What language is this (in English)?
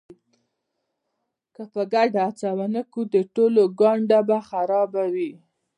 Pashto